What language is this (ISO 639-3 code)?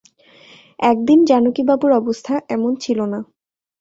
ben